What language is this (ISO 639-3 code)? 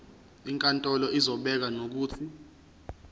zul